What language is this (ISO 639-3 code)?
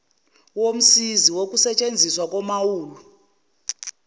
zul